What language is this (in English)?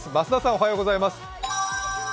Japanese